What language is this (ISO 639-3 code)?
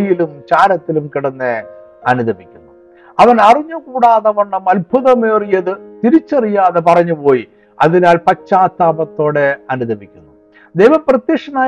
mal